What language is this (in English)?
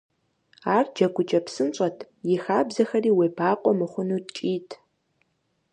Kabardian